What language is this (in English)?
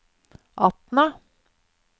Norwegian